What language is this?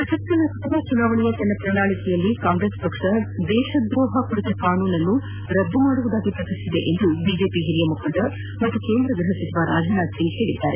Kannada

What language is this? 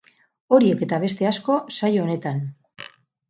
Basque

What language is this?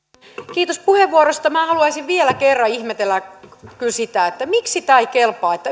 Finnish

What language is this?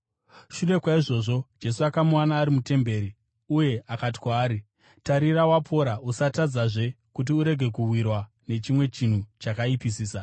Shona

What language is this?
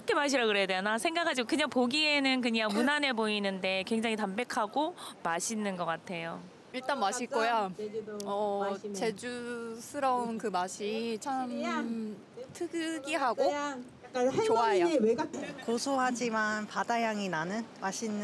Korean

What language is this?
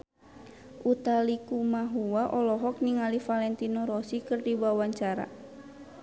Sundanese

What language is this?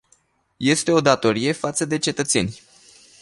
Romanian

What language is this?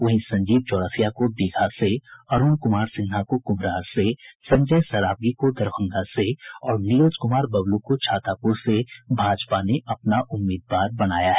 Hindi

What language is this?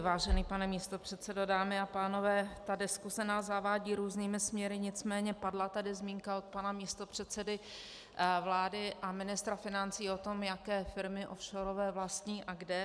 Czech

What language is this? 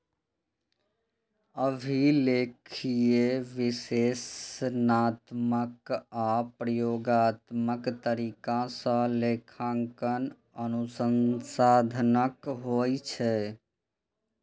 Maithili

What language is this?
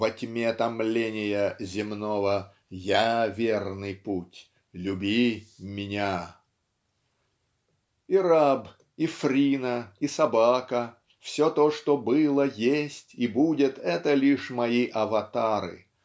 Russian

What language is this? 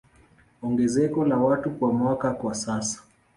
Swahili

